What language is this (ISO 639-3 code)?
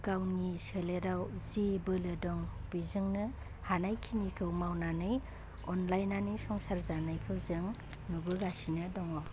brx